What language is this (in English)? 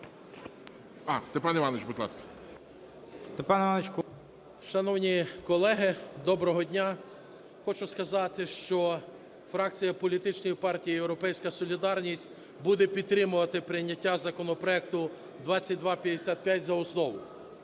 Ukrainian